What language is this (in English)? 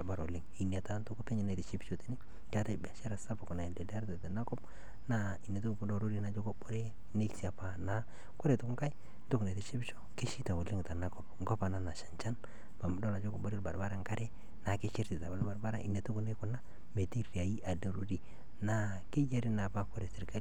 Masai